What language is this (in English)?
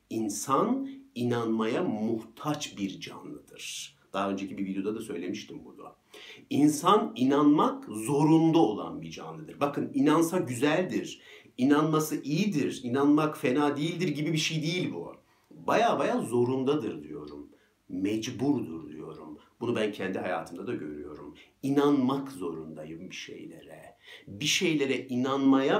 Turkish